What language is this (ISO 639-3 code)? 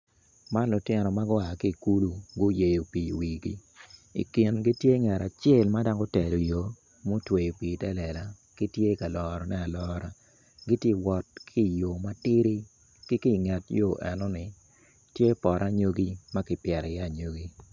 ach